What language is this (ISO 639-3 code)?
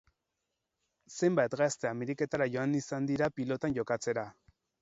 eus